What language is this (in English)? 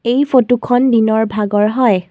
Assamese